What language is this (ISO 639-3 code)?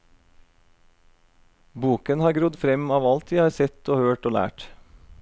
nor